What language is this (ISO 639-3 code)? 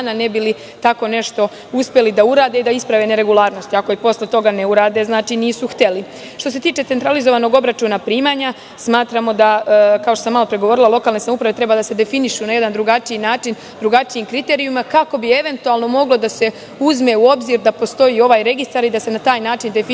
srp